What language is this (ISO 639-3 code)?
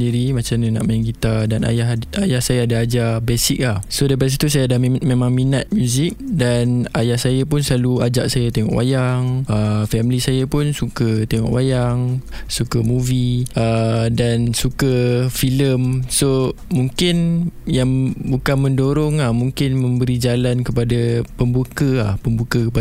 msa